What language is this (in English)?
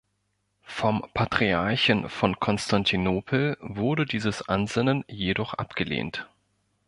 German